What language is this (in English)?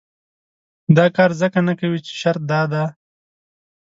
Pashto